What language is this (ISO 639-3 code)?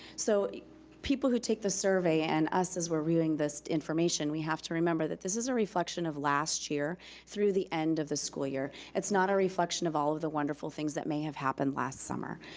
eng